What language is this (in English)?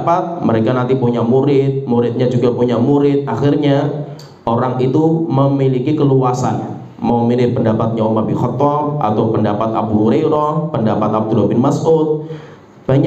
Indonesian